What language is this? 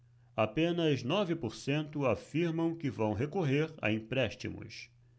Portuguese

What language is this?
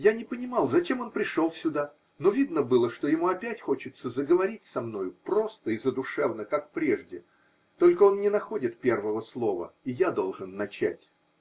Russian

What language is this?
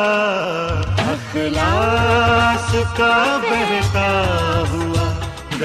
Urdu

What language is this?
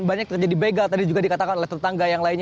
Indonesian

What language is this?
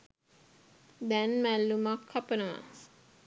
Sinhala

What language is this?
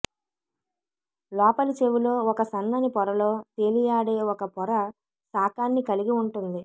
Telugu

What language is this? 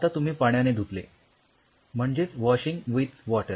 Marathi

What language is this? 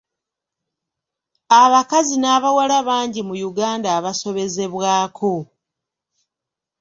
Ganda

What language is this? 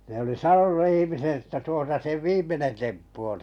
Finnish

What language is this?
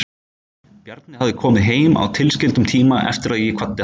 Icelandic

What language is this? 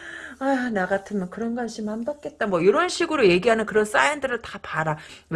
Korean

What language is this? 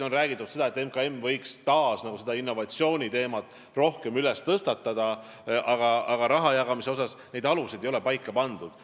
Estonian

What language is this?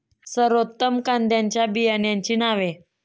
Marathi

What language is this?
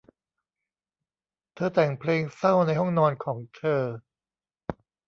Thai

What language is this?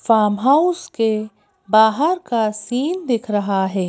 Hindi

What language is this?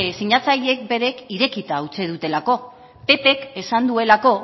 Basque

